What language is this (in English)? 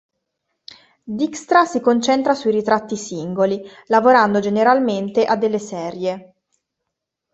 Italian